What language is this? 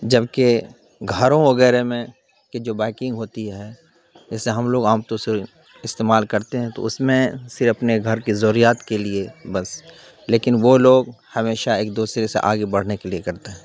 Urdu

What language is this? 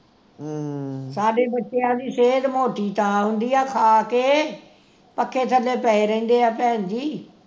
Punjabi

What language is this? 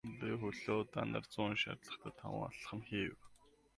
Mongolian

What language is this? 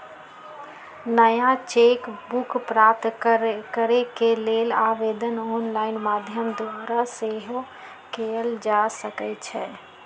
Magahi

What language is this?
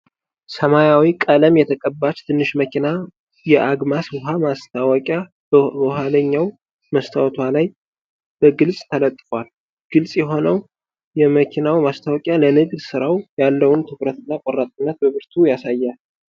Amharic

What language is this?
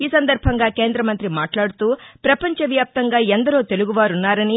Telugu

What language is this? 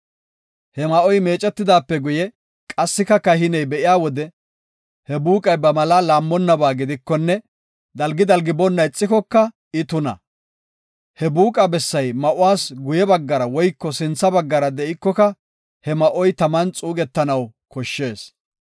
Gofa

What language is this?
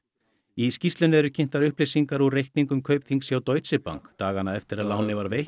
Icelandic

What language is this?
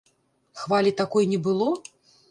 Belarusian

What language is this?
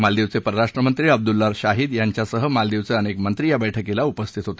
Marathi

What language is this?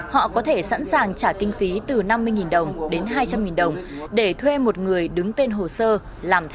Vietnamese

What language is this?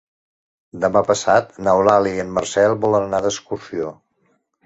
Catalan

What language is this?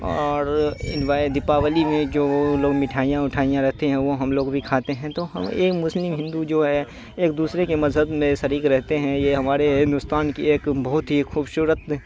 Urdu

